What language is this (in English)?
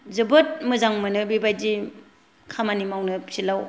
Bodo